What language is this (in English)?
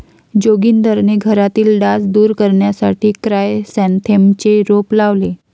Marathi